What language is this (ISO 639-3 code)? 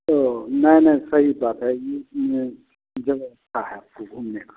hin